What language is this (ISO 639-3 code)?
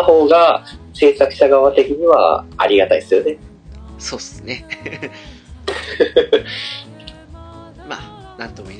jpn